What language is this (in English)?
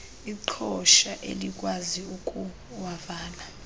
Xhosa